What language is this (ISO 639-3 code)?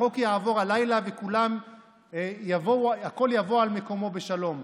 heb